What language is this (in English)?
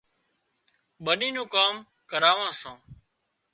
Wadiyara Koli